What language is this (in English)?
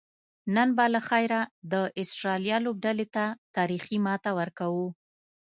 Pashto